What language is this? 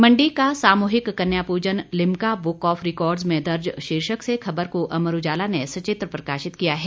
Hindi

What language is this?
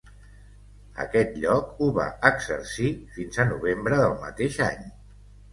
Catalan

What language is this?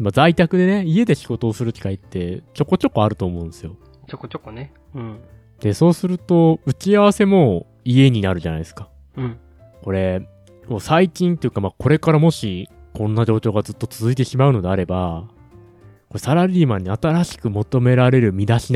Japanese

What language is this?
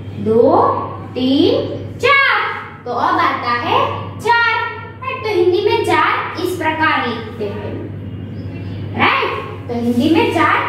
Hindi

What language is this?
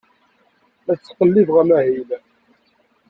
Kabyle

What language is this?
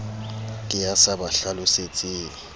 Southern Sotho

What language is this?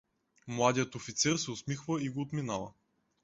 Bulgarian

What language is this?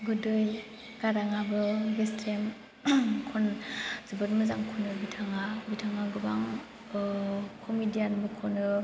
Bodo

